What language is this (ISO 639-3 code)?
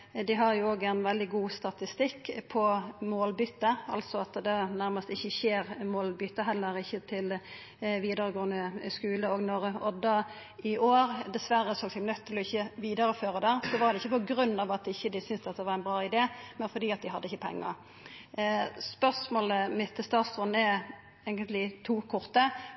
nno